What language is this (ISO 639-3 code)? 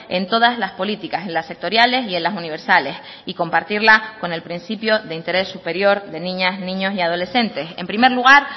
spa